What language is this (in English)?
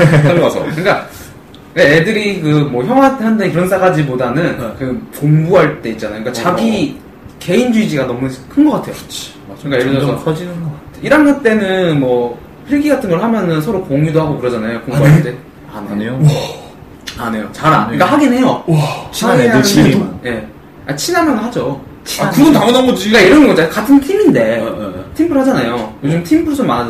Korean